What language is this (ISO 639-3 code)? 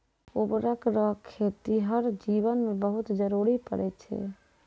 mai